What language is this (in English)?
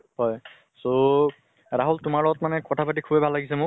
Assamese